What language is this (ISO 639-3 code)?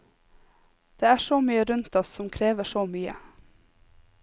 nor